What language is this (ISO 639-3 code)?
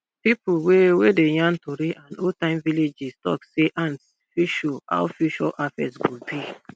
pcm